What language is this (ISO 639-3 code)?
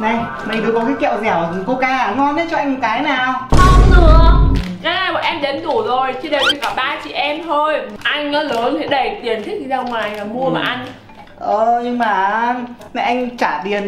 vie